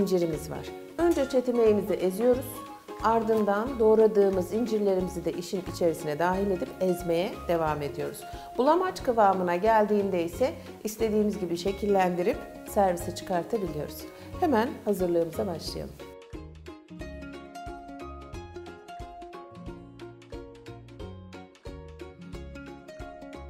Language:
Turkish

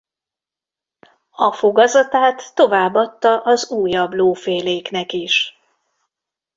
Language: Hungarian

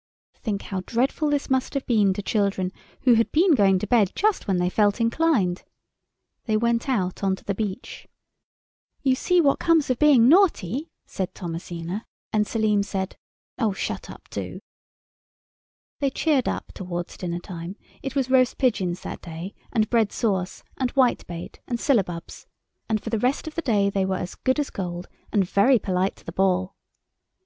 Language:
English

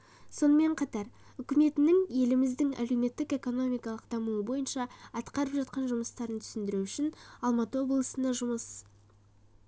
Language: Kazakh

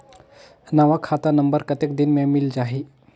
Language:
Chhattisgarhi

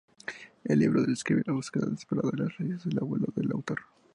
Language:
Spanish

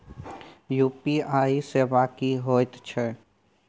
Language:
Maithili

